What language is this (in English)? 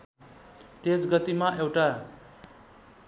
Nepali